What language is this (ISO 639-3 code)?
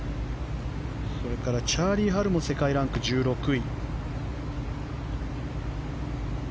jpn